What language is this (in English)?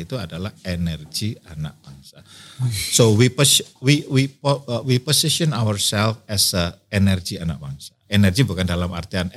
Indonesian